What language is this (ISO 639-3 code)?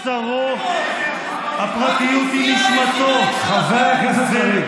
heb